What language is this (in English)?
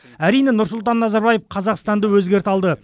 Kazakh